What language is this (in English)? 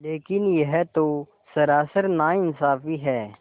Hindi